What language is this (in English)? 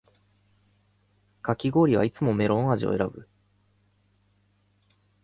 Japanese